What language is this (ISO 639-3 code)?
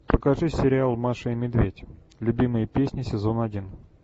rus